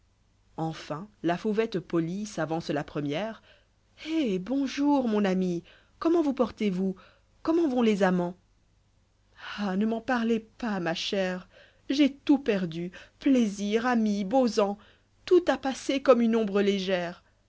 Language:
French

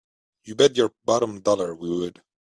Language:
English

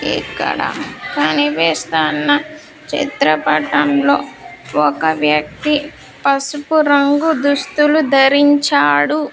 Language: Telugu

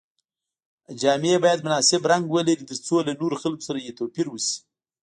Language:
Pashto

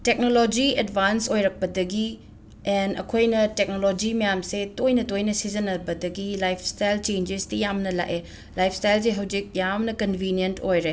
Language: Manipuri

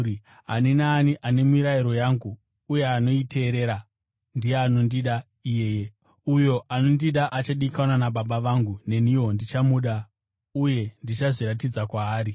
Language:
Shona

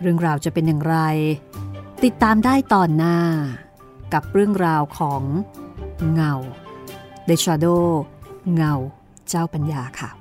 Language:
Thai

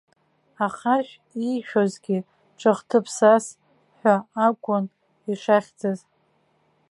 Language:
Abkhazian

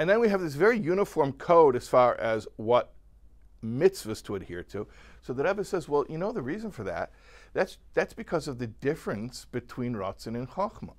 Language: English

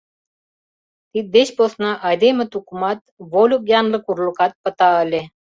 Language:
Mari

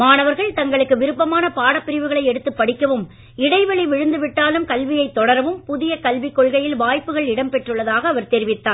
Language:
Tamil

